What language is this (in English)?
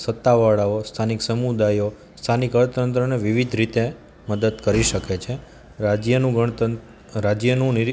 Gujarati